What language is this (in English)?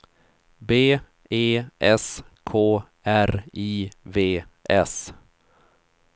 Swedish